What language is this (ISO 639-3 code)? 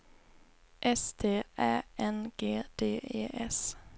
swe